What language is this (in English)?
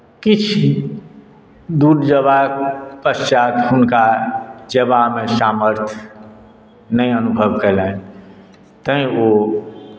Maithili